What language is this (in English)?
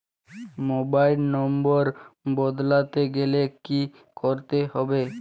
Bangla